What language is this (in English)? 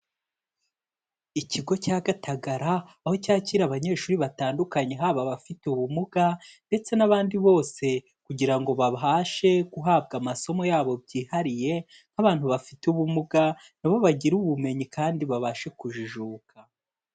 Kinyarwanda